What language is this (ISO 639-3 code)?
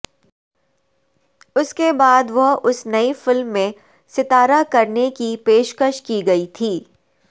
urd